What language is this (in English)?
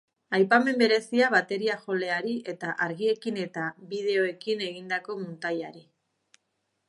Basque